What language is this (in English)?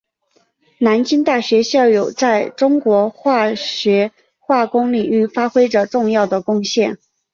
Chinese